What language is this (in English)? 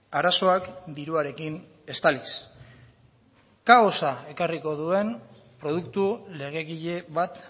Basque